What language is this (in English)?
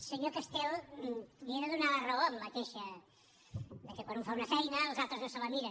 Catalan